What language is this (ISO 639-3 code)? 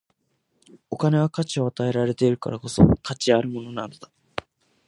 jpn